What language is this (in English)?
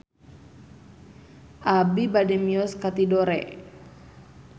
Sundanese